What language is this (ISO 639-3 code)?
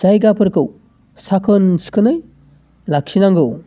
brx